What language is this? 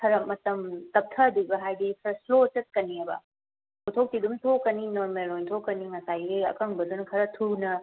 Manipuri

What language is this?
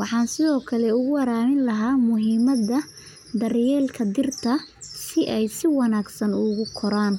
Somali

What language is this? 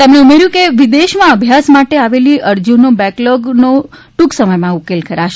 Gujarati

